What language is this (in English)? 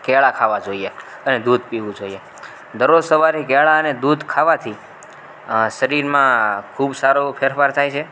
Gujarati